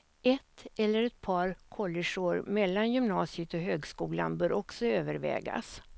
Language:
Swedish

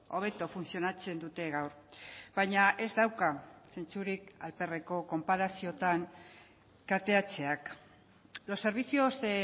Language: Basque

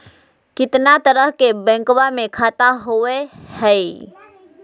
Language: Magahi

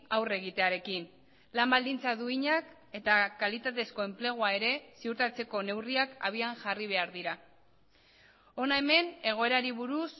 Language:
Basque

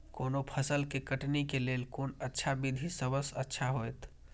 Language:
Maithili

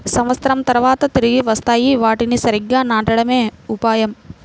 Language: Telugu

